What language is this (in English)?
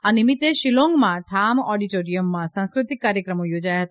Gujarati